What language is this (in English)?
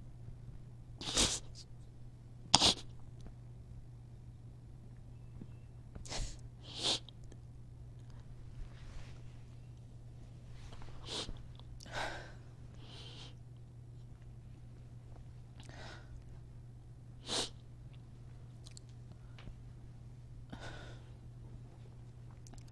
Swahili